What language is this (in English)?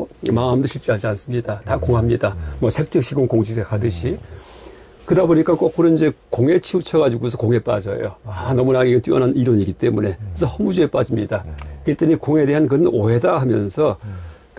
Korean